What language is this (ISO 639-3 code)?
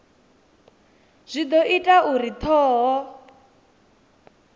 ven